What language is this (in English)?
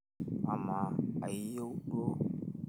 Masai